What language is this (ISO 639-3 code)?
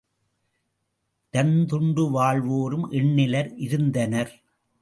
tam